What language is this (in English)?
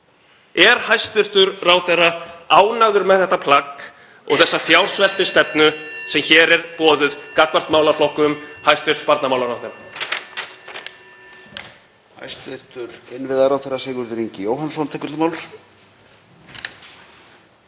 Icelandic